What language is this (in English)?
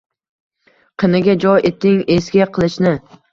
Uzbek